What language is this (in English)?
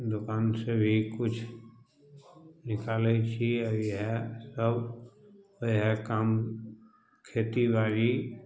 Maithili